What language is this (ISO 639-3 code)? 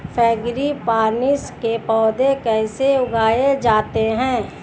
hin